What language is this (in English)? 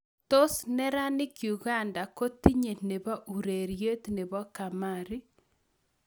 Kalenjin